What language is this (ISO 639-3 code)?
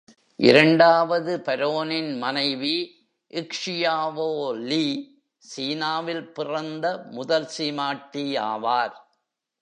tam